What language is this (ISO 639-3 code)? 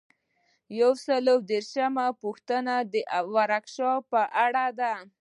pus